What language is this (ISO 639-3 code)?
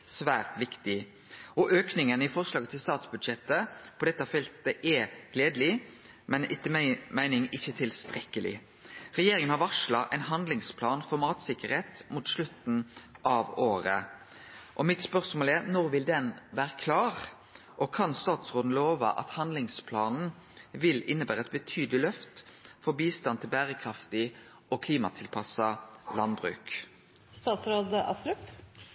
nno